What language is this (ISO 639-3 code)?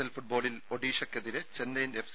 mal